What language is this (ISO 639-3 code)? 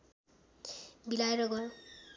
nep